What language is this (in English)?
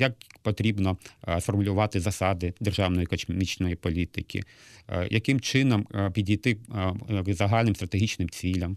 Ukrainian